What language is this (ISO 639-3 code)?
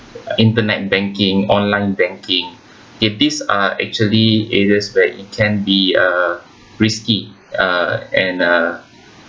eng